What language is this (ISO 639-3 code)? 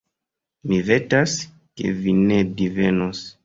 epo